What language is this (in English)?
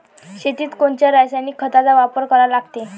Marathi